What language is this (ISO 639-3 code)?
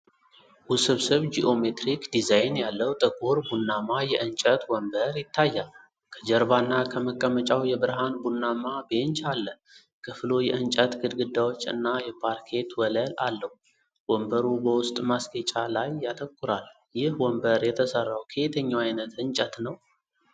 amh